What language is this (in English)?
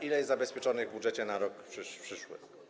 Polish